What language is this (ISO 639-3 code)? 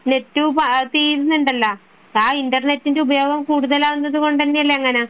mal